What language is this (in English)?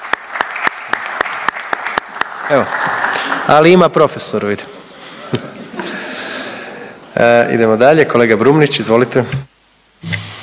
Croatian